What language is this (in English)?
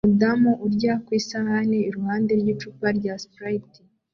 Kinyarwanda